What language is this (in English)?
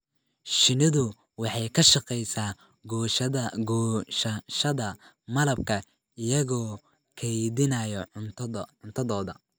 Somali